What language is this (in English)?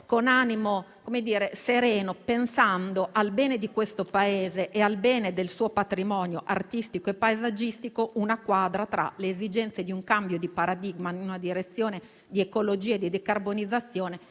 Italian